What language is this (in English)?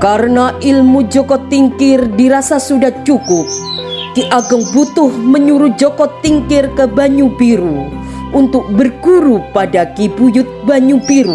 Indonesian